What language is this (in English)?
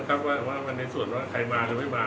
Thai